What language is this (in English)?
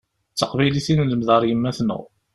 Kabyle